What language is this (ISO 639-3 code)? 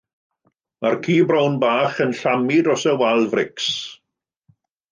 cym